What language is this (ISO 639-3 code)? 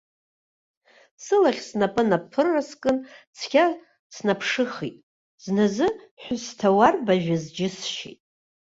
abk